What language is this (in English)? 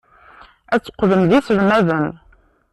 Kabyle